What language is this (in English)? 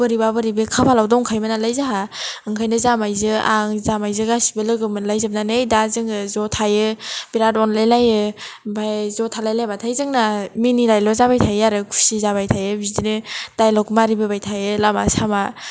Bodo